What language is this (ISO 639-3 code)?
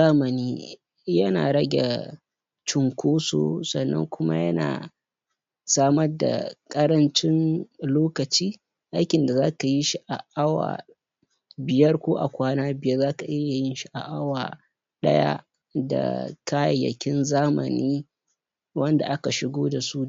hau